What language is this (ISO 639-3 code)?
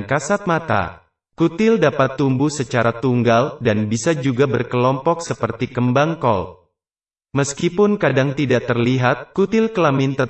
ind